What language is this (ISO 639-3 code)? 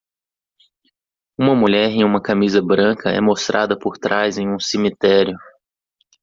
por